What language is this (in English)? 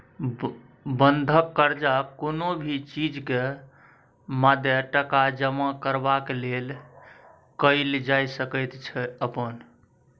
Maithili